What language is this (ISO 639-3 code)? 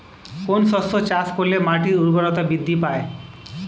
ben